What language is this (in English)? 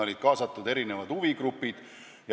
Estonian